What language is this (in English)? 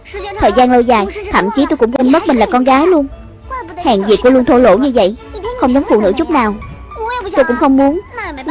Vietnamese